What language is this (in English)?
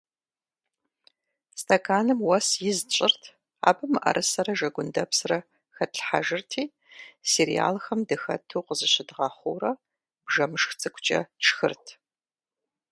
Kabardian